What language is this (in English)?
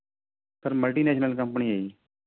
Punjabi